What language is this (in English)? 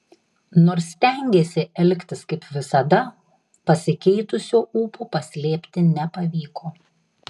Lithuanian